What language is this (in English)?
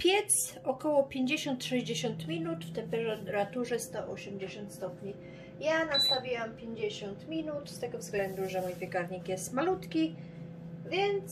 Polish